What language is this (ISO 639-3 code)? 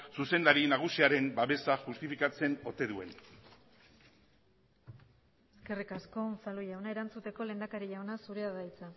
eus